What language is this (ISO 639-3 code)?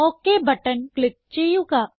mal